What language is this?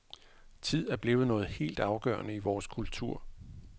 Danish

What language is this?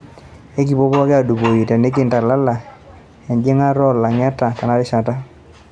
Masai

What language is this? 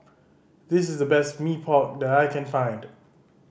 English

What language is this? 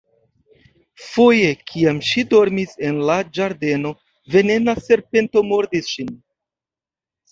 Esperanto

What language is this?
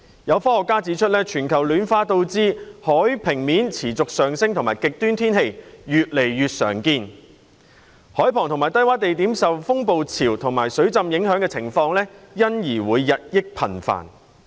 Cantonese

